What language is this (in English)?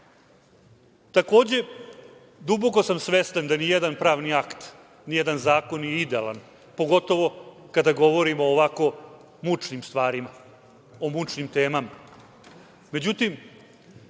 Serbian